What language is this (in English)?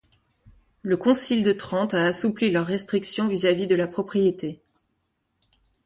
French